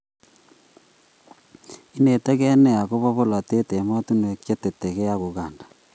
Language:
Kalenjin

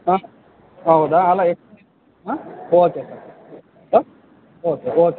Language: Kannada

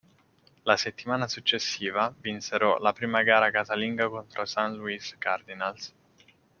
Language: Italian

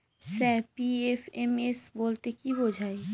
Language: Bangla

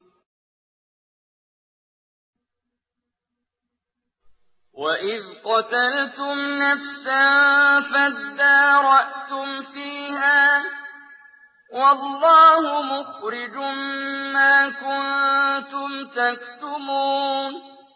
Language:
Arabic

